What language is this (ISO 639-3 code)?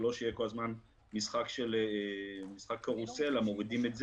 heb